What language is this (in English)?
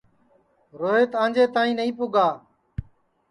Sansi